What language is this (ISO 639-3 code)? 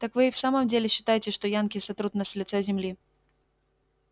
rus